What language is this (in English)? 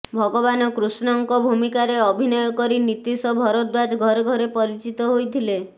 Odia